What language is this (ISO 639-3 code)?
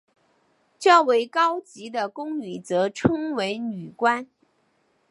zho